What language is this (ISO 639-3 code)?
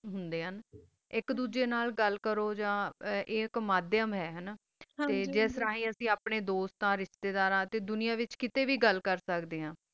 pan